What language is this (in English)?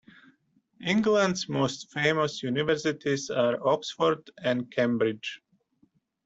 English